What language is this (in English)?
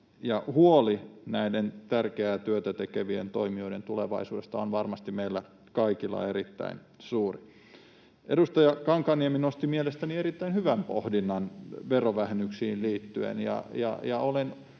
Finnish